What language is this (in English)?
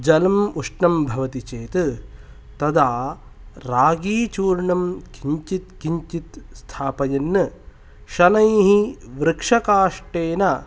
Sanskrit